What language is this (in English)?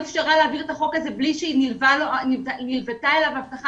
Hebrew